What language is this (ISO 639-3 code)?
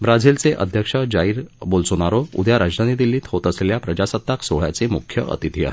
mar